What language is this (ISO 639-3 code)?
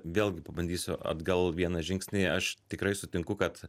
lit